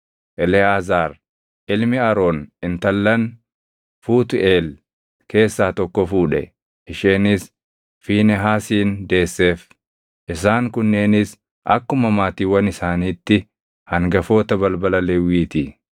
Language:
Oromo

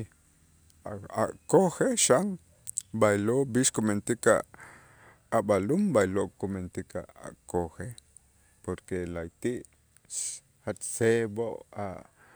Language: Itzá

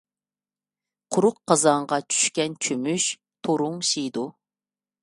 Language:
Uyghur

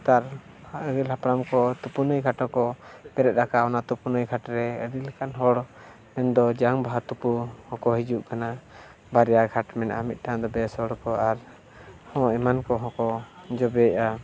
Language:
Santali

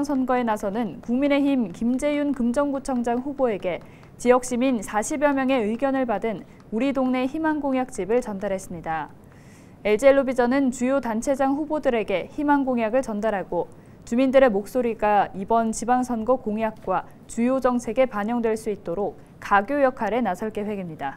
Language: Korean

